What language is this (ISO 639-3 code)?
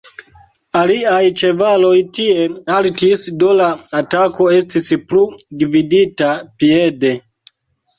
epo